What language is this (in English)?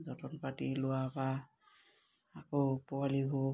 Assamese